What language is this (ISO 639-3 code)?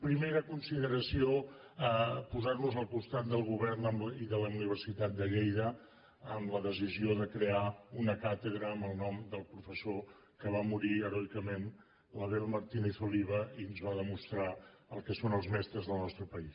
cat